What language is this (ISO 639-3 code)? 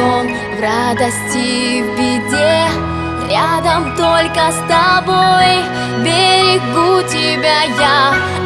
rus